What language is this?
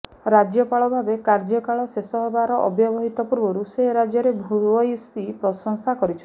Odia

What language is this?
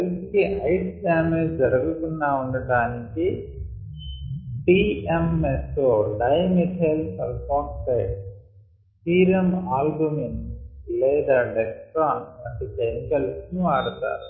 Telugu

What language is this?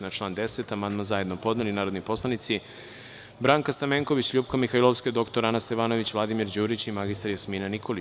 Serbian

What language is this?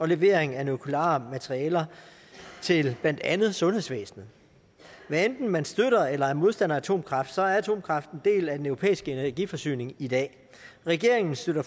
Danish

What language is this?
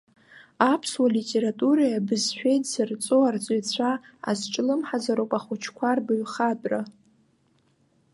Abkhazian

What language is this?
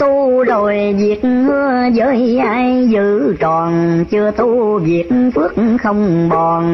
Vietnamese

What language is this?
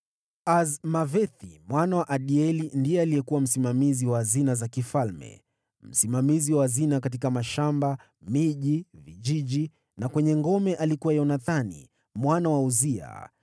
Swahili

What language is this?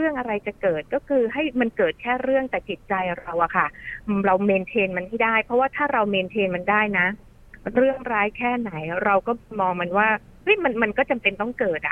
Thai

